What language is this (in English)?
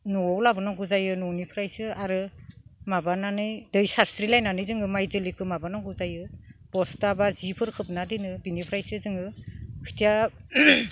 Bodo